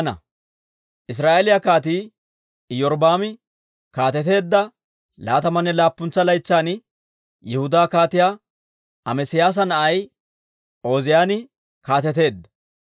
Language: Dawro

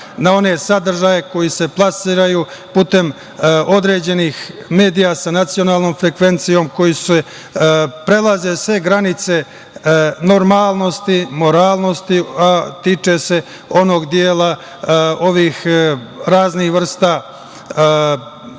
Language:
Serbian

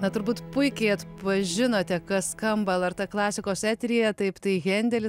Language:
Lithuanian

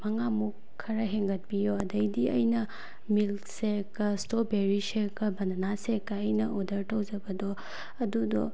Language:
Manipuri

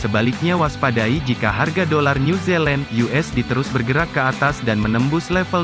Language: Indonesian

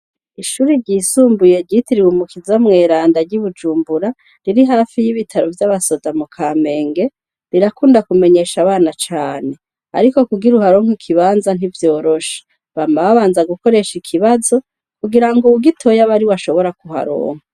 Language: Rundi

